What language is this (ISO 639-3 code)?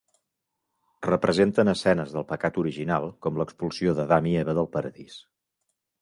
cat